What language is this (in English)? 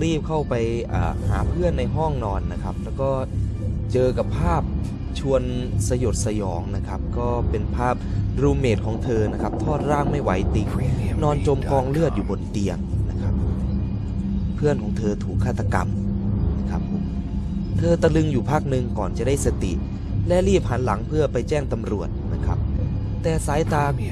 Thai